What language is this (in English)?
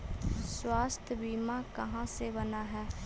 Magahi